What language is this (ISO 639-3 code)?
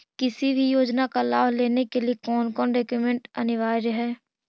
mag